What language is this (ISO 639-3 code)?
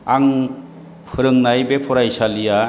brx